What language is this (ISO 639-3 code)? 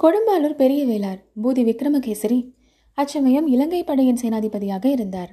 tam